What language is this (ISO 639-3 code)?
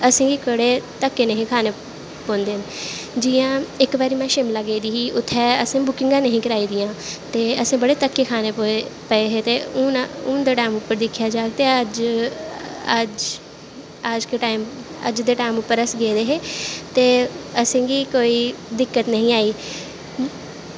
doi